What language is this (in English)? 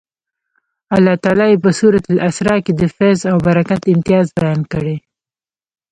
Pashto